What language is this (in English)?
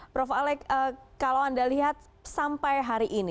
Indonesian